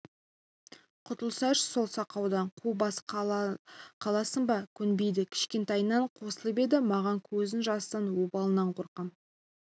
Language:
Kazakh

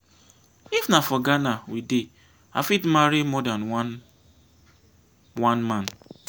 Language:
Nigerian Pidgin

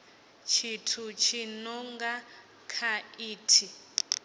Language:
Venda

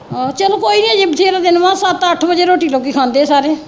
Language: Punjabi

